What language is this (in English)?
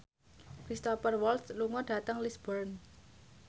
Javanese